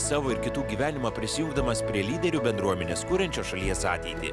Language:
Lithuanian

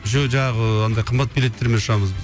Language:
Kazakh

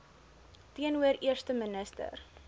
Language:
Afrikaans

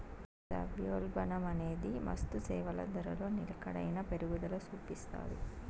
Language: Telugu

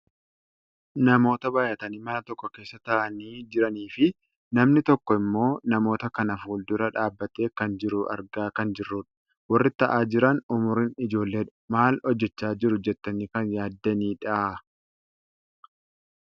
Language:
Oromo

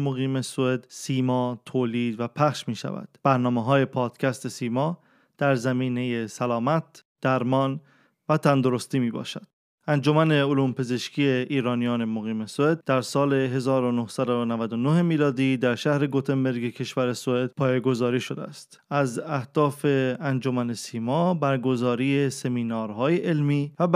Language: Persian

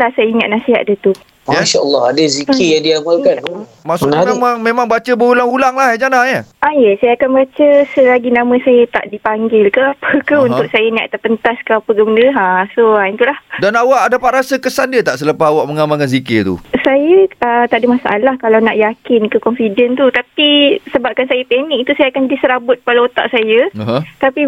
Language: Malay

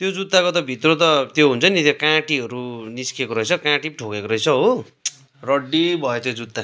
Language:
Nepali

